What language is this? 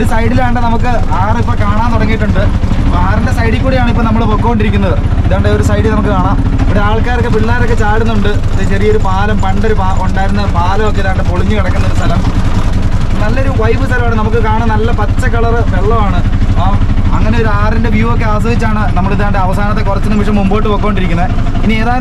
Malayalam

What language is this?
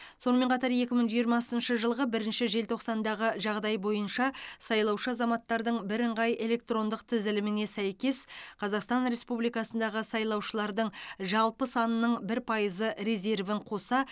Kazakh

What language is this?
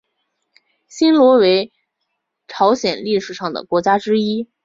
Chinese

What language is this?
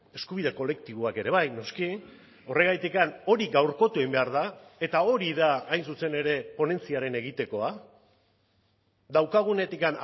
Basque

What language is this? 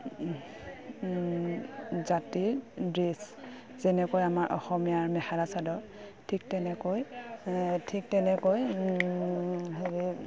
Assamese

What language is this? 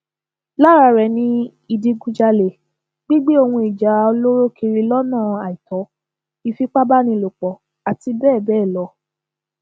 Yoruba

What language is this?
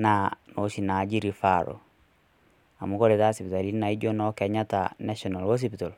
Masai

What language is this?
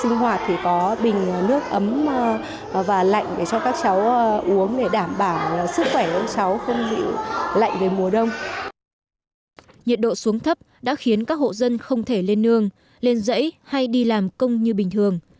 Vietnamese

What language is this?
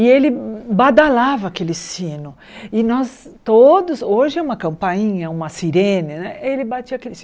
Portuguese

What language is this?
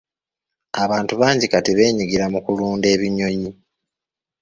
Ganda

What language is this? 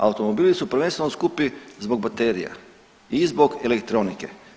Croatian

